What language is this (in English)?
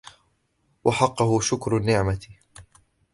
Arabic